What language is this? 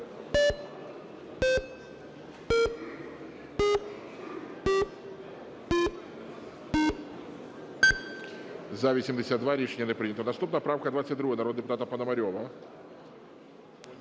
Ukrainian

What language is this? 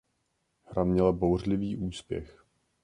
Czech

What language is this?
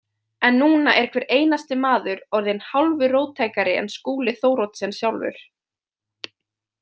Icelandic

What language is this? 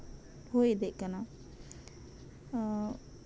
Santali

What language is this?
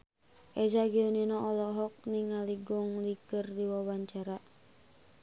Sundanese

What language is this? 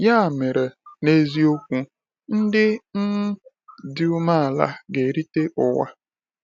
Igbo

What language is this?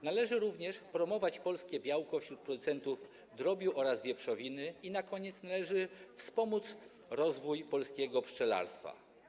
Polish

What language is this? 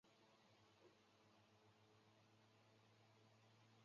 Chinese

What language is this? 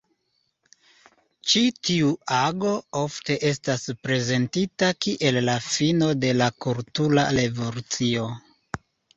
Esperanto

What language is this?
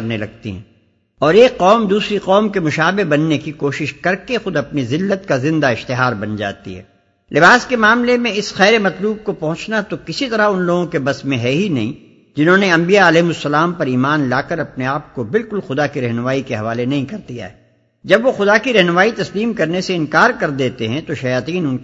Urdu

